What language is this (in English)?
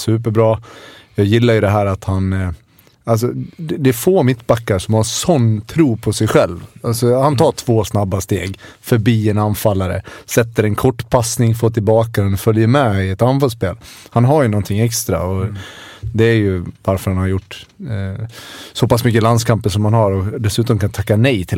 Swedish